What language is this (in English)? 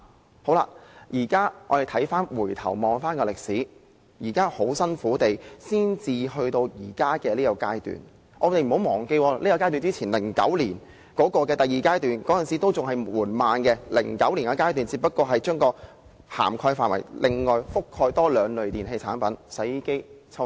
Cantonese